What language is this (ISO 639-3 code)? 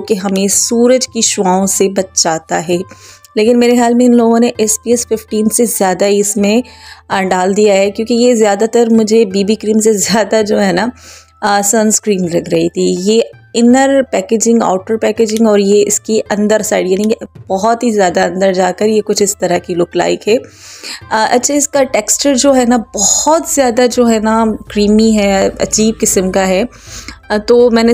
hin